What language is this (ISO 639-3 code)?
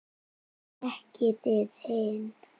isl